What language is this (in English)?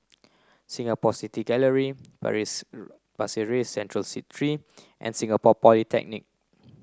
English